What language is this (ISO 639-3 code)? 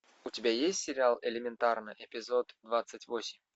rus